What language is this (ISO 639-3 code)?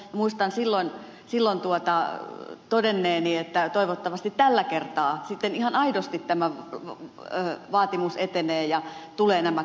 fin